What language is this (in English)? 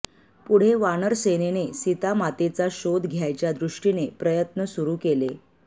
Marathi